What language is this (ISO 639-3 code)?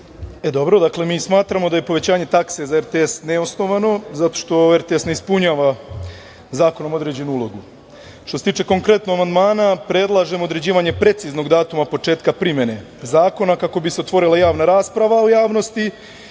srp